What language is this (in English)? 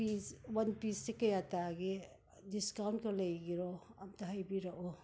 Manipuri